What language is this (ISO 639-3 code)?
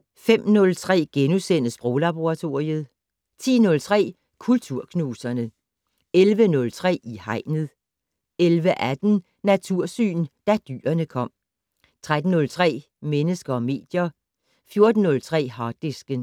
dan